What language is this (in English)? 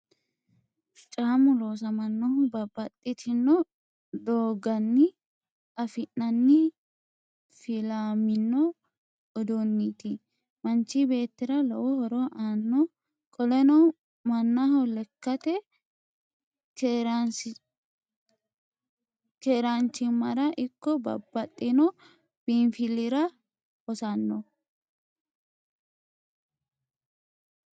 Sidamo